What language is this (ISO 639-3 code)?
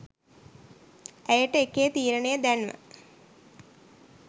sin